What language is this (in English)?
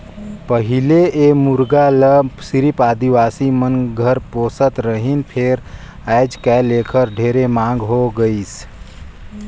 Chhattisgarhi